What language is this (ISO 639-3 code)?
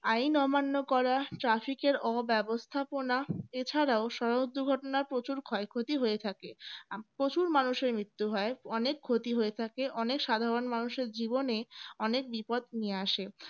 ben